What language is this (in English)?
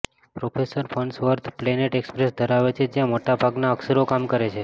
Gujarati